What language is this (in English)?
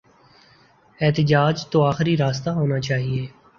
Urdu